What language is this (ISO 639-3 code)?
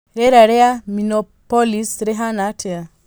kik